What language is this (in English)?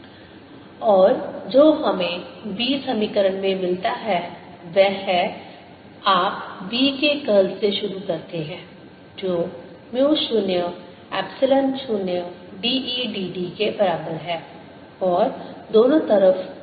Hindi